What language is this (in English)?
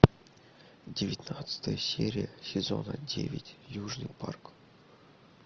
Russian